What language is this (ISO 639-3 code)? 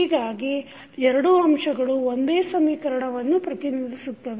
kan